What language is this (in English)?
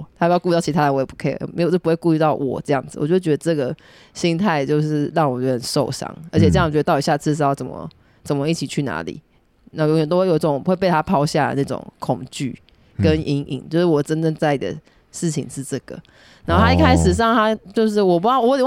Chinese